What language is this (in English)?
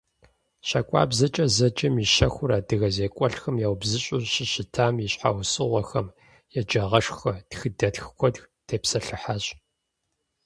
Kabardian